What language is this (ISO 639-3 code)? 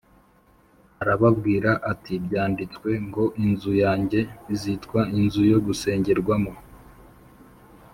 kin